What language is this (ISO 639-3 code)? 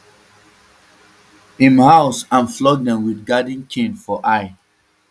pcm